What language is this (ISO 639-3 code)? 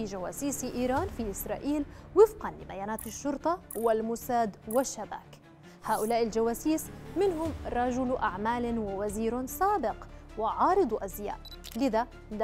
ara